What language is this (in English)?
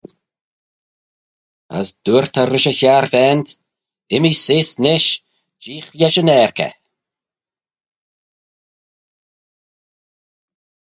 Manx